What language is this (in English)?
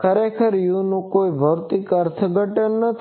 Gujarati